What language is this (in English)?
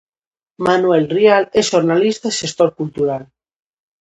Galician